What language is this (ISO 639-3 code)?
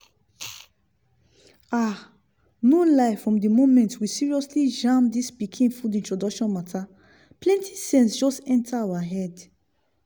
pcm